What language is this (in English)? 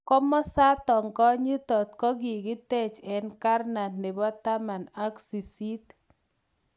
Kalenjin